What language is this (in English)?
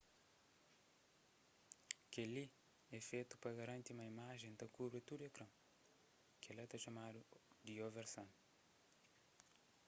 Kabuverdianu